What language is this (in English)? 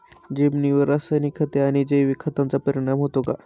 Marathi